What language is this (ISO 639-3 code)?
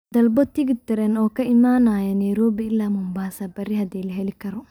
som